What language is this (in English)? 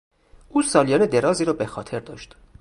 Persian